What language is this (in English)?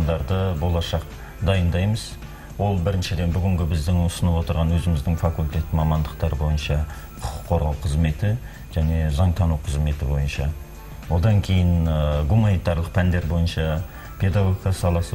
Russian